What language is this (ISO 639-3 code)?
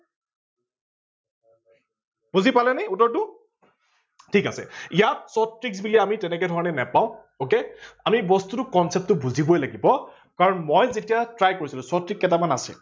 asm